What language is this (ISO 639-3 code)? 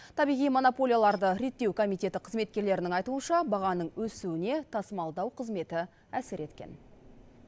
kaz